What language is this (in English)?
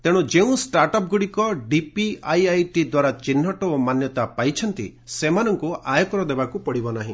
Odia